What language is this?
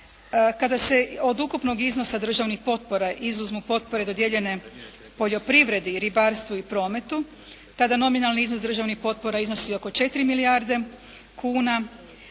Croatian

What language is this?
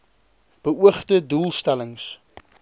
Afrikaans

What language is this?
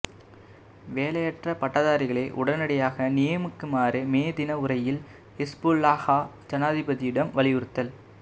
Tamil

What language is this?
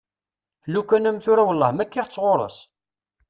Kabyle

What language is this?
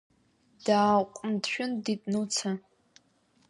Abkhazian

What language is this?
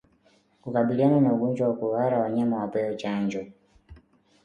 Swahili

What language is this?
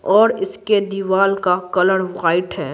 Hindi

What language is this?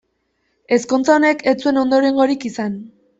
Basque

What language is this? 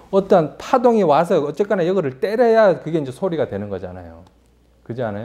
Korean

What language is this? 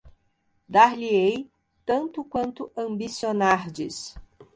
Portuguese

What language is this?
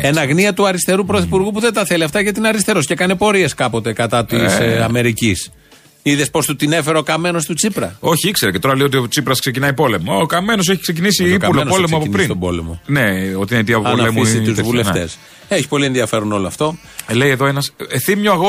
Greek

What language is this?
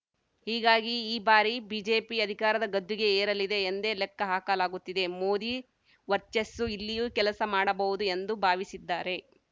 Kannada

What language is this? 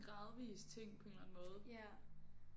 Danish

